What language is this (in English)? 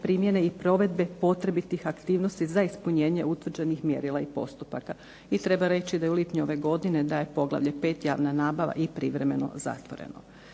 Croatian